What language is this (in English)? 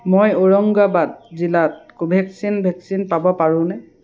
Assamese